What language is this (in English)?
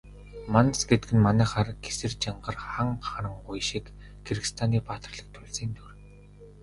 Mongolian